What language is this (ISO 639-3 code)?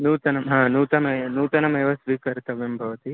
san